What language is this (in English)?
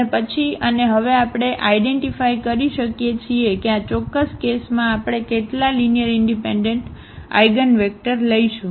Gujarati